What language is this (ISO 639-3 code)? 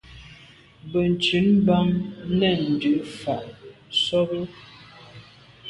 byv